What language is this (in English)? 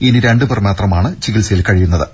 Malayalam